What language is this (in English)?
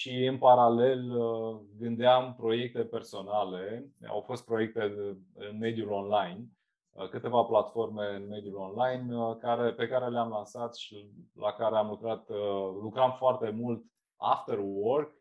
Romanian